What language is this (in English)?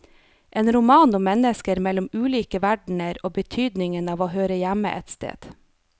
Norwegian